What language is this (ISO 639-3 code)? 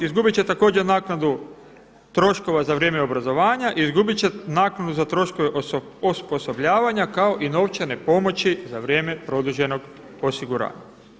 hrv